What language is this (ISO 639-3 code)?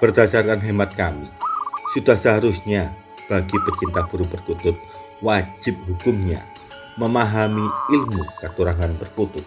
ind